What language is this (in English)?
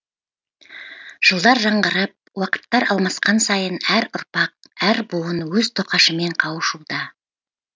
Kazakh